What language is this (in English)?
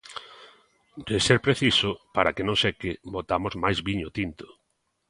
Galician